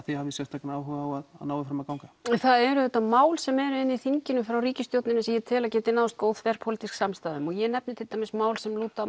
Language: Icelandic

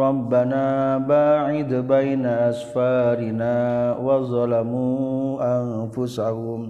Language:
Malay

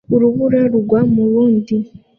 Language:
Kinyarwanda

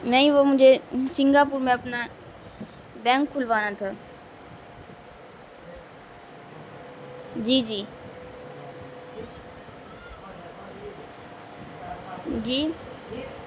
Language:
Urdu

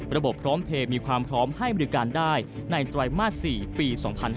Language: Thai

